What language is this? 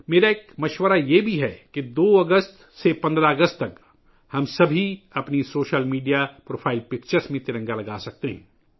Urdu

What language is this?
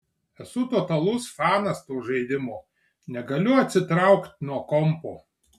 Lithuanian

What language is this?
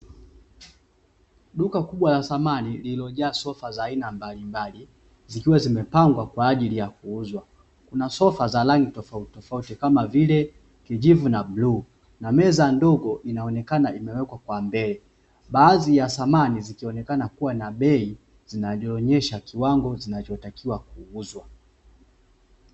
Swahili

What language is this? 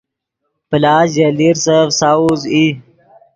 Yidgha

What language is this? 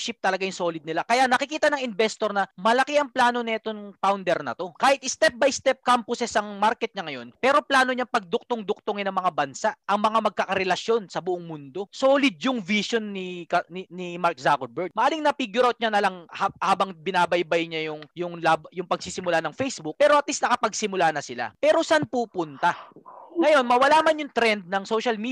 Filipino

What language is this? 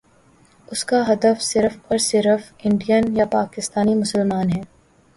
Urdu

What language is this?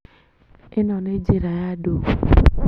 Kikuyu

